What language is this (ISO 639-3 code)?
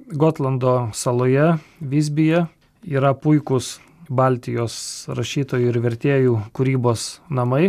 lit